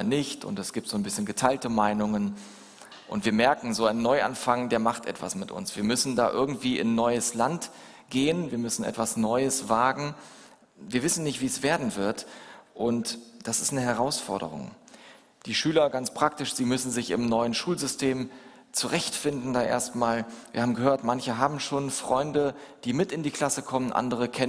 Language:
German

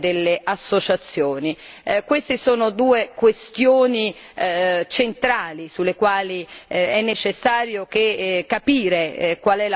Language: Italian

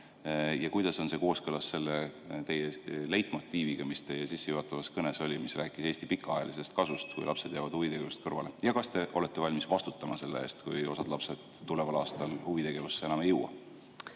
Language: Estonian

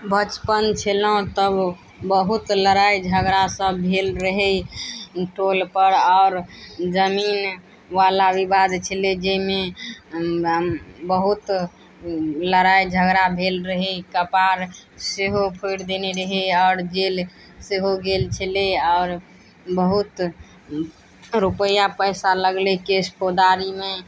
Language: Maithili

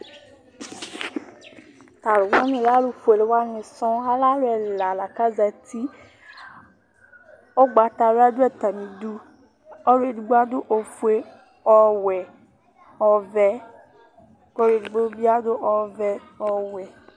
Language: Ikposo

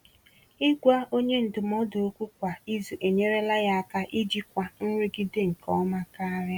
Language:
Igbo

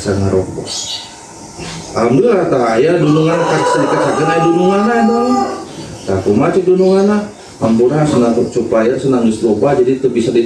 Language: Indonesian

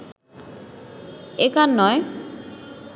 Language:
Bangla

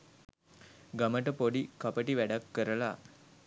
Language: Sinhala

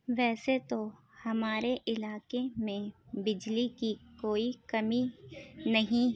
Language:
Urdu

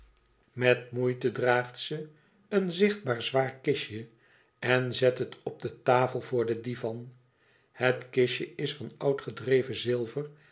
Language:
Dutch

